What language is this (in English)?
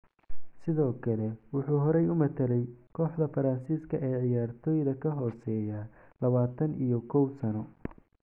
Somali